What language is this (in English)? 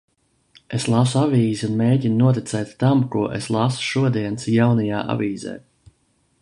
Latvian